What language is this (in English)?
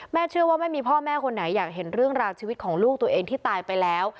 Thai